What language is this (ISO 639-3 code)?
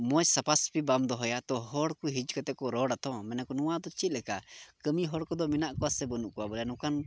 sat